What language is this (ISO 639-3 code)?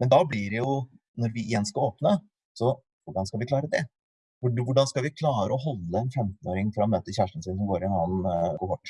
nor